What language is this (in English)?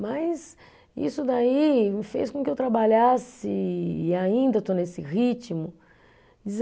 Portuguese